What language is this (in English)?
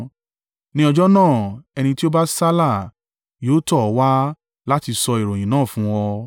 Yoruba